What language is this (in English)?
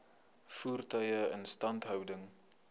Afrikaans